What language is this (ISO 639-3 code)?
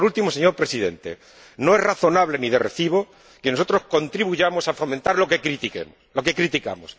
spa